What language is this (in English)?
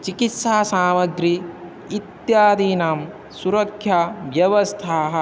Sanskrit